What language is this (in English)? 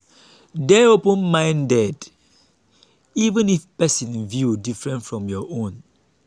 Nigerian Pidgin